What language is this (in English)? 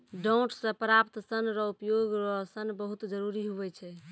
Maithili